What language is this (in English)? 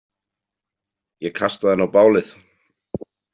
Icelandic